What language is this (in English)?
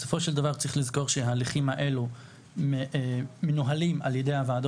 Hebrew